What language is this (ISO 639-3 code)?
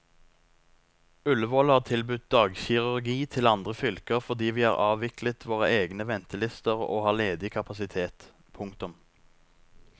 nor